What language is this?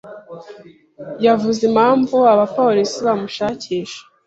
Kinyarwanda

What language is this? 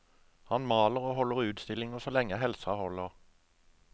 Norwegian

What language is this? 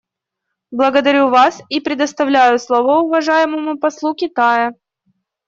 Russian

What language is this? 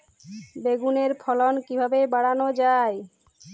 Bangla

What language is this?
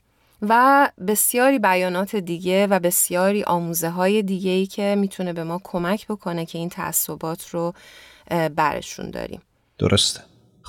Persian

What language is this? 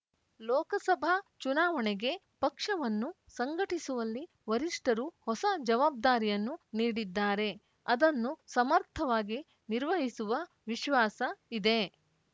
Kannada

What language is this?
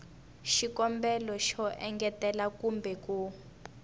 Tsonga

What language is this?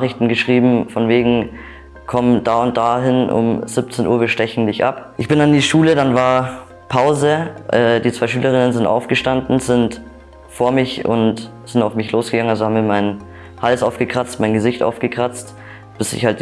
German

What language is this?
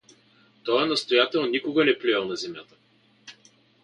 Bulgarian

